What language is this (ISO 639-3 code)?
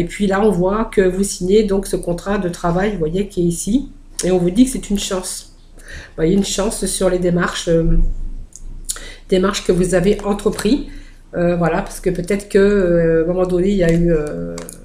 fra